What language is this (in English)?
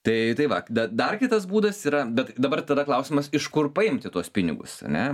Lithuanian